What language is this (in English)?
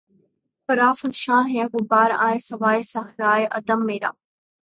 Urdu